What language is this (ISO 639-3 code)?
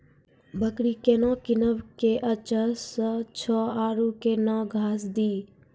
mai